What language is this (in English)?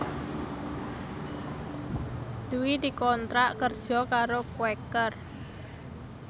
Javanese